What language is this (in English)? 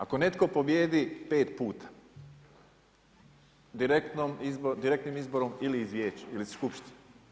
Croatian